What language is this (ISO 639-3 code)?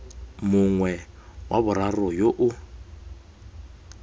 tsn